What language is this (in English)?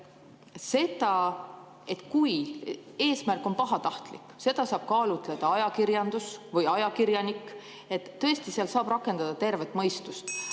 Estonian